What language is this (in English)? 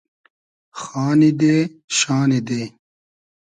Hazaragi